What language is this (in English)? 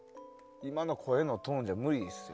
Japanese